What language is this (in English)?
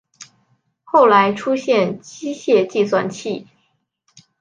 Chinese